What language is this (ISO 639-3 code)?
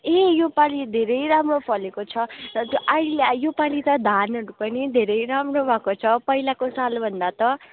nep